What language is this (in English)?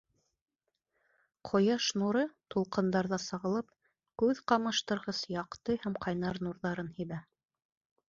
Bashkir